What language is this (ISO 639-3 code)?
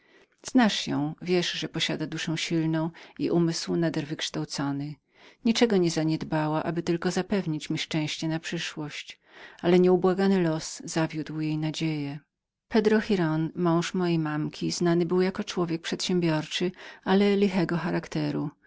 pol